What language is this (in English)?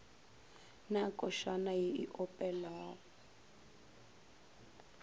Northern Sotho